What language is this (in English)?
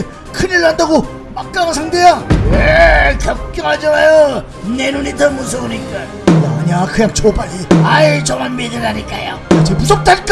Korean